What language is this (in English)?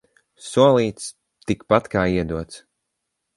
Latvian